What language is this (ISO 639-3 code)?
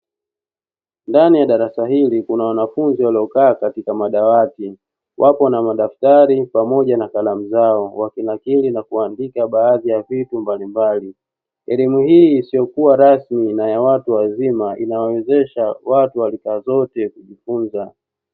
swa